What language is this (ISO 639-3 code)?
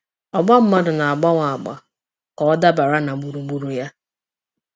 ibo